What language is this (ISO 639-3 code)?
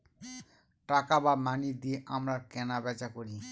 ben